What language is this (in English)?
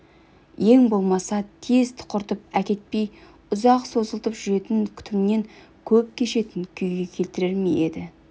Kazakh